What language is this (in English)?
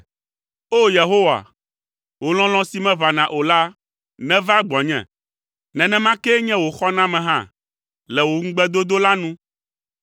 Ewe